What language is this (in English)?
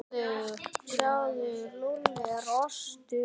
Icelandic